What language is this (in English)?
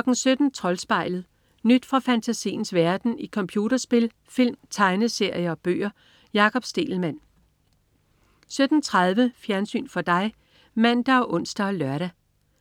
Danish